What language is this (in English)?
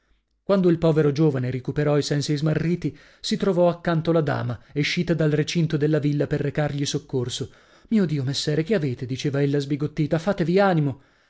Italian